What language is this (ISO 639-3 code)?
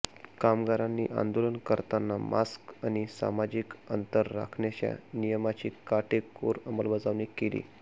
mar